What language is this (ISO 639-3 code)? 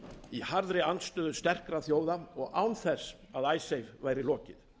isl